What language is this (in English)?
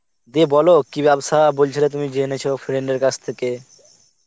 Bangla